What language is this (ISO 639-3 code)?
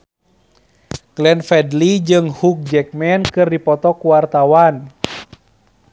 sun